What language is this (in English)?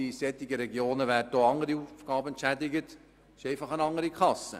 Swiss German